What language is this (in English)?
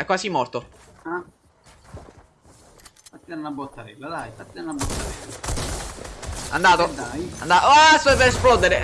Italian